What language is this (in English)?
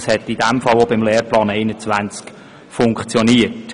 Swiss German